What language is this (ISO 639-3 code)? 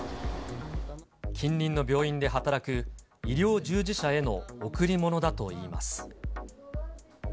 jpn